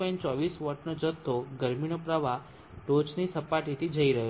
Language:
Gujarati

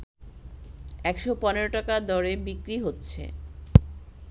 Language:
Bangla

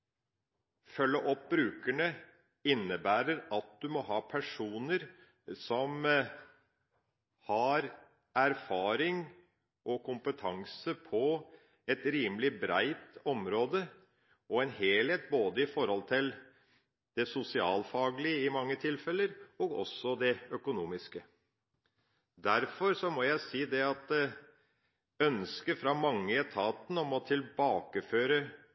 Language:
Norwegian Bokmål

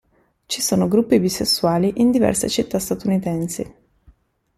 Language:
Italian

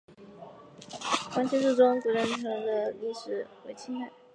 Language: Chinese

